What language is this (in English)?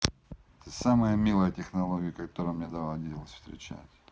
Russian